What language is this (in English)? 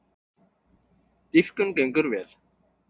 Icelandic